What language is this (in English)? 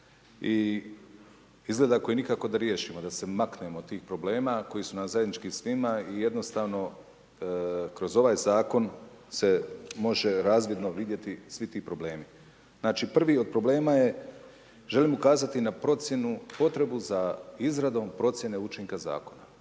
Croatian